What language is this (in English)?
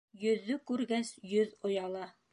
Bashkir